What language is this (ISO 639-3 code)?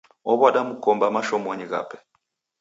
dav